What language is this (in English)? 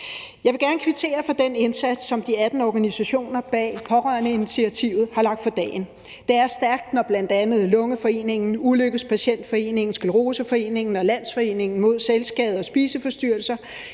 Danish